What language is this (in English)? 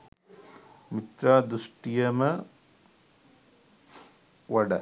Sinhala